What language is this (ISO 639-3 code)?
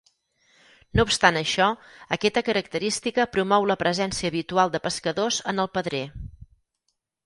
cat